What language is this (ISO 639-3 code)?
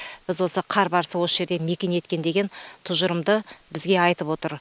kaz